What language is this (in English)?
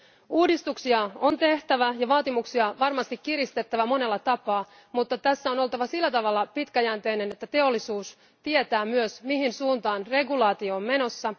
Finnish